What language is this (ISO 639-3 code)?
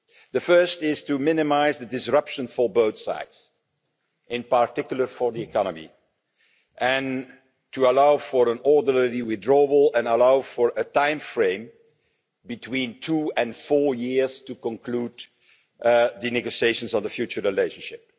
eng